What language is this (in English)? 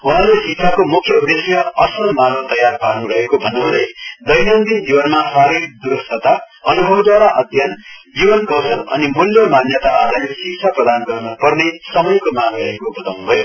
Nepali